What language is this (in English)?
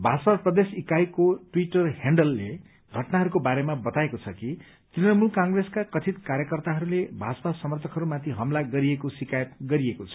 Nepali